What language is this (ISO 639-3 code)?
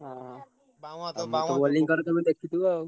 ori